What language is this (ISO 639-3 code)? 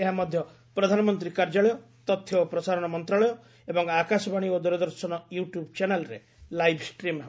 ori